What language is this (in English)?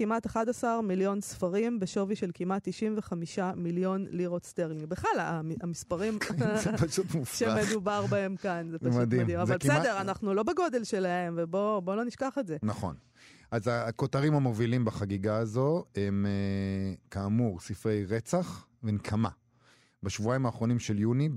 Hebrew